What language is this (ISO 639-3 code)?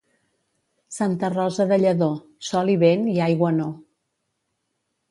cat